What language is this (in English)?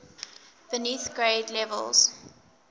English